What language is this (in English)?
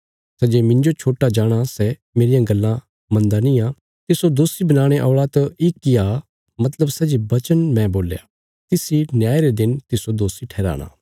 Bilaspuri